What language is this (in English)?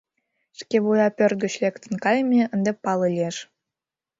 Mari